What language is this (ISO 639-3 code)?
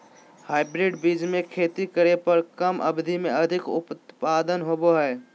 mag